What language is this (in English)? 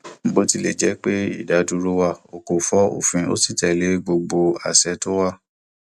Yoruba